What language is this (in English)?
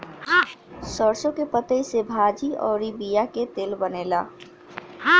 Bhojpuri